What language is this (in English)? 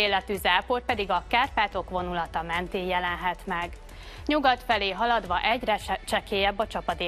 Hungarian